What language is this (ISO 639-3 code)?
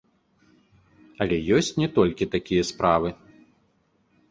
bel